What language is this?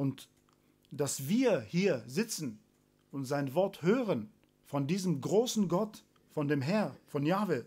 German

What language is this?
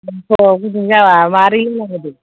Bodo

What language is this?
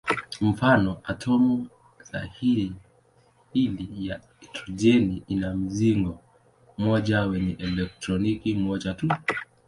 Swahili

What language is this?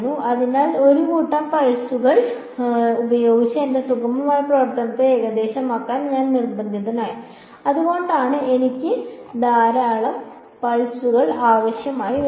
Malayalam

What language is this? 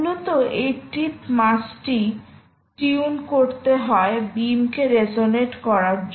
Bangla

